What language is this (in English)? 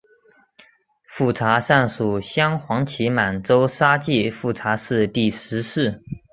Chinese